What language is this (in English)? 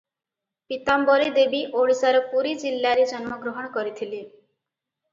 Odia